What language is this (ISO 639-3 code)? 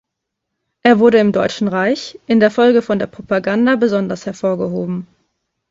deu